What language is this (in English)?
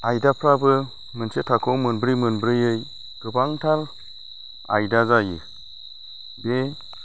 Bodo